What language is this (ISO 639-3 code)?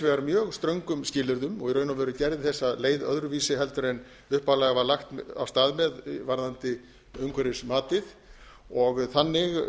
isl